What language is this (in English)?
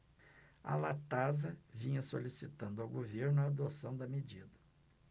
Portuguese